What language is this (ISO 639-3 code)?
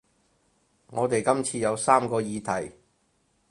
yue